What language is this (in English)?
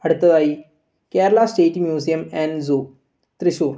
Malayalam